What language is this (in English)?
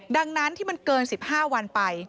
Thai